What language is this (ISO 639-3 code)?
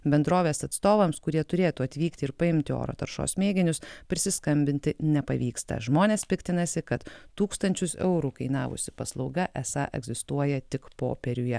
lit